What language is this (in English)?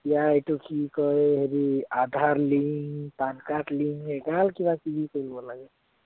Assamese